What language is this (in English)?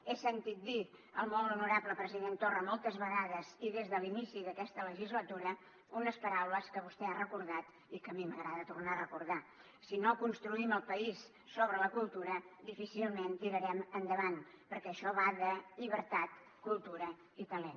Catalan